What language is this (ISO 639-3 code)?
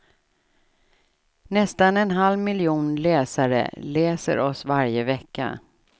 swe